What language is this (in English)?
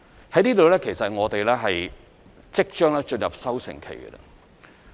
Cantonese